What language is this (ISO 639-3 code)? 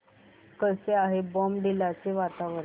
mar